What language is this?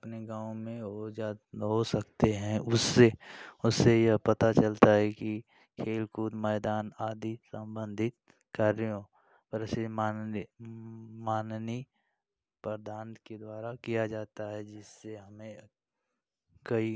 Hindi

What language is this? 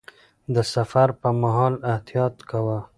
Pashto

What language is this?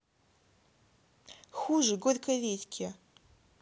Russian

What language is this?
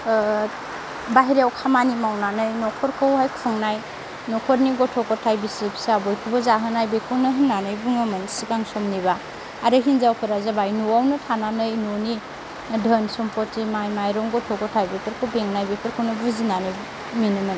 Bodo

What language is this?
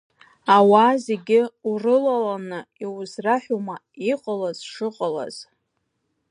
Abkhazian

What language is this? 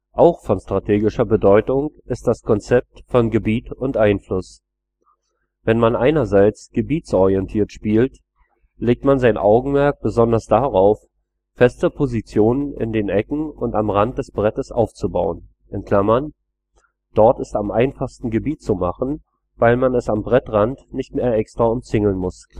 German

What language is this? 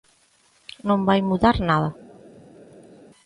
Galician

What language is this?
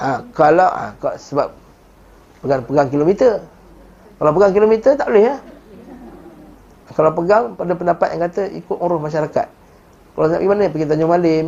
Malay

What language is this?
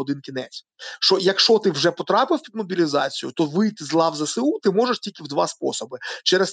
Ukrainian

